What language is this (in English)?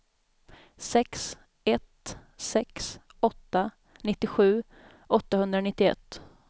Swedish